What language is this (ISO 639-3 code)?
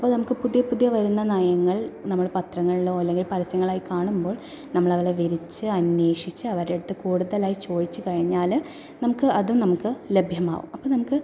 mal